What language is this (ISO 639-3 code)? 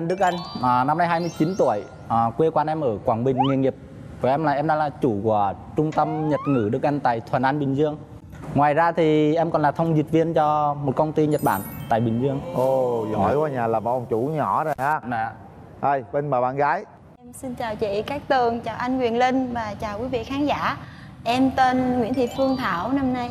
vie